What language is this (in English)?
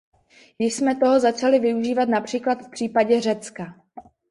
Czech